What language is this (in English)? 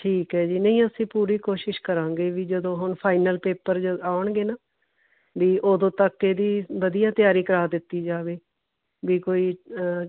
Punjabi